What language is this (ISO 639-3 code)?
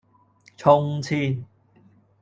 yue